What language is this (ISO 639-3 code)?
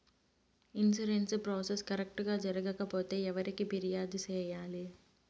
tel